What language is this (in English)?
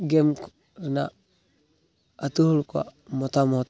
Santali